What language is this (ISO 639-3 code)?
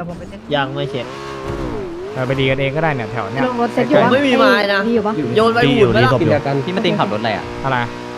tha